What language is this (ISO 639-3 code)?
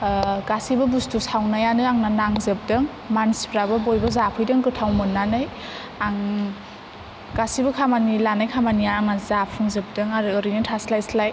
brx